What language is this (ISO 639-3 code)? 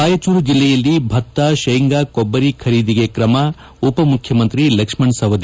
kan